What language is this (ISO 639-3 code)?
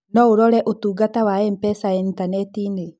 kik